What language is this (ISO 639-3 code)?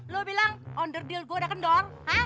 ind